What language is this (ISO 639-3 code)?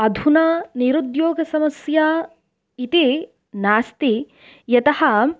san